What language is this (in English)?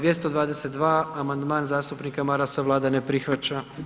Croatian